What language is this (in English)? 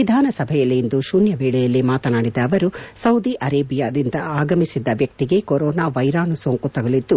Kannada